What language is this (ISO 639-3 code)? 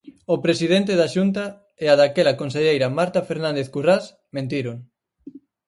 glg